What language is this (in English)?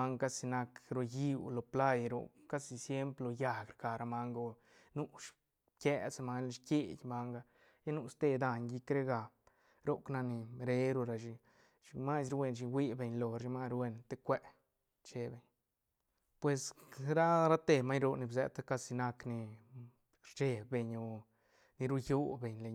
Santa Catarina Albarradas Zapotec